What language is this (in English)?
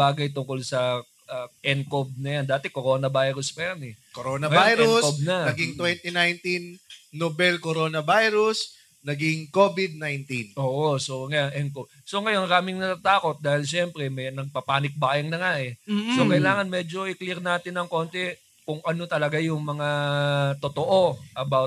Filipino